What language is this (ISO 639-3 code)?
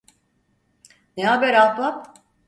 tur